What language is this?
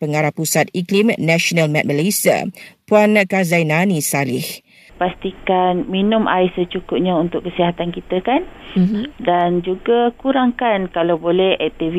Malay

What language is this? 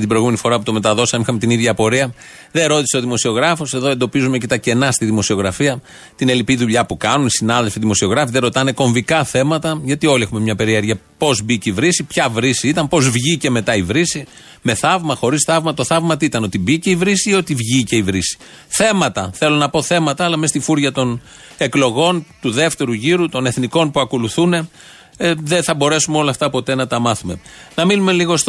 Greek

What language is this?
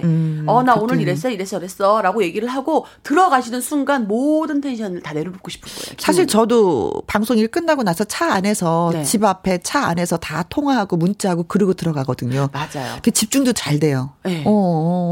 Korean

